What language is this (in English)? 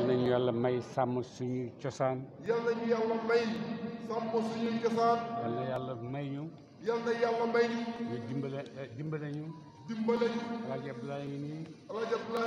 Turkish